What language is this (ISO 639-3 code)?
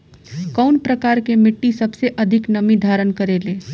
bho